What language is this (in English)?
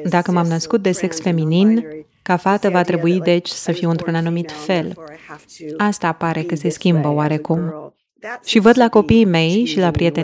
Romanian